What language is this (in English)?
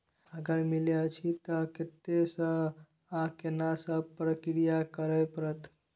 Maithili